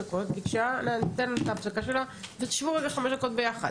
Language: Hebrew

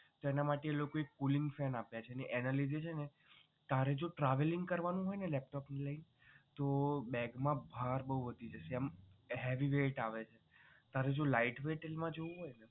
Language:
Gujarati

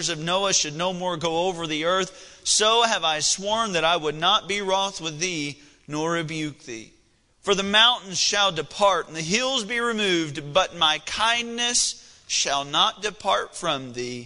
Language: English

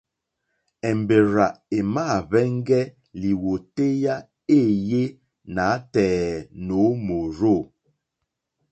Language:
Mokpwe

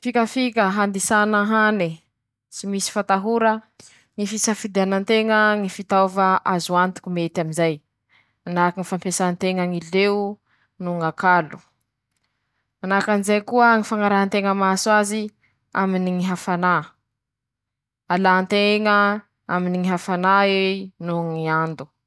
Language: Masikoro Malagasy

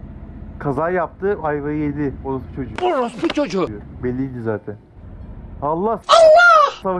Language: Turkish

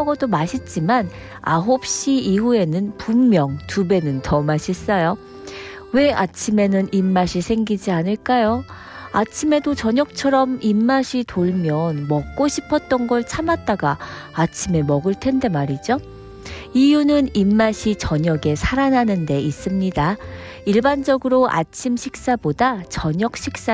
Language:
Korean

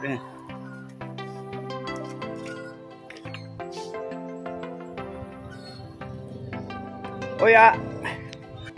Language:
Filipino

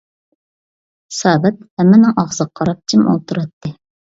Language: Uyghur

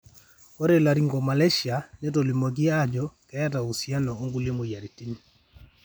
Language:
Masai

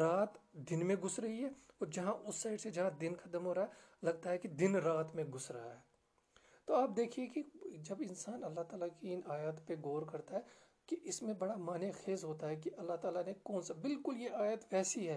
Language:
Urdu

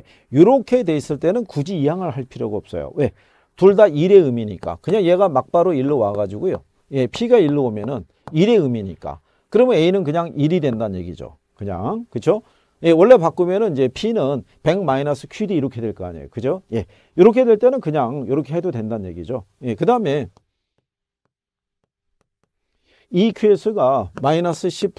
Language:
Korean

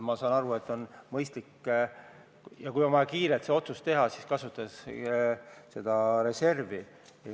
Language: Estonian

